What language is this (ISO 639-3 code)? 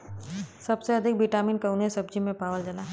bho